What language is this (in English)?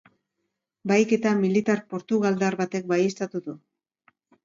Basque